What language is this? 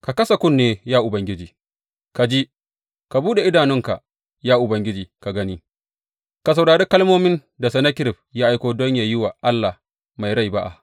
Hausa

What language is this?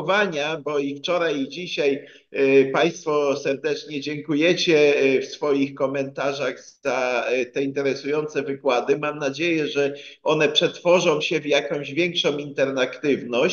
Polish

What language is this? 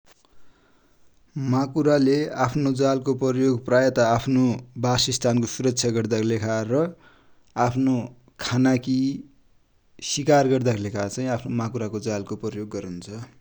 Dotyali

